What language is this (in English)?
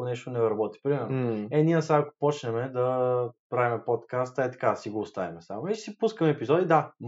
Bulgarian